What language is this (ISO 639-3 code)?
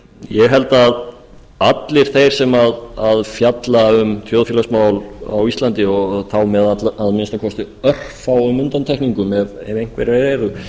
isl